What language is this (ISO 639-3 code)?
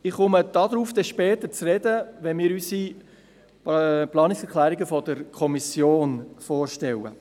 gsw